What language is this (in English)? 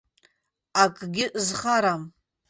Abkhazian